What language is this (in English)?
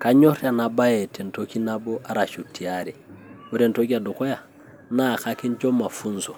Masai